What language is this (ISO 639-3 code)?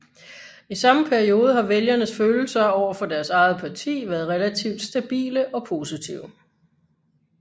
dan